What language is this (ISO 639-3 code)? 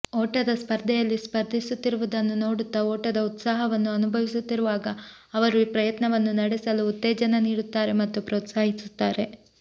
kan